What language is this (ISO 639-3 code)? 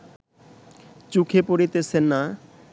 ben